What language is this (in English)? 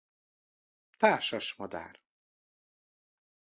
Hungarian